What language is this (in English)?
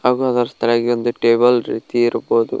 Kannada